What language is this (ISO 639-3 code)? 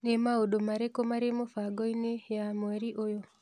kik